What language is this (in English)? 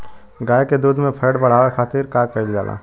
Bhojpuri